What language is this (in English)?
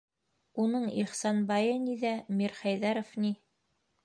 Bashkir